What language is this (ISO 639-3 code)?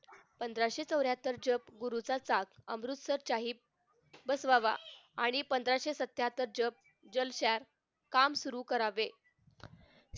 mar